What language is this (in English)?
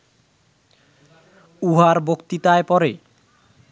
Bangla